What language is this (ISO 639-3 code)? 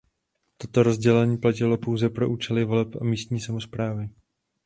ces